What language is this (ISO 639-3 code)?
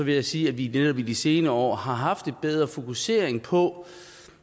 dan